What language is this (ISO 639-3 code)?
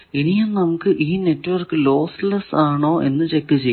mal